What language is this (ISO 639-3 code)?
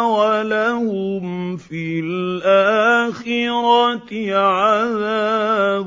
ara